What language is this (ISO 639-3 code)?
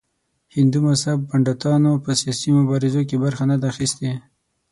pus